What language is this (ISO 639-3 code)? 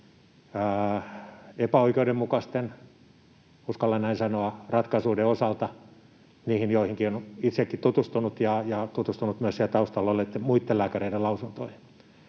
fin